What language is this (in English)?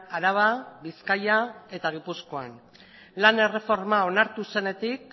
Basque